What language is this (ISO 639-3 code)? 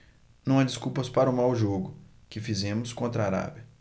por